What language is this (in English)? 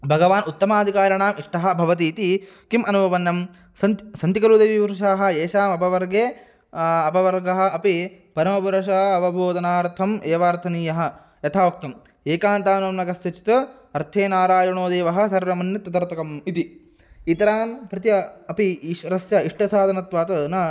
Sanskrit